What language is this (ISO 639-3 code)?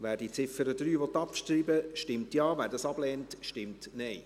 gsw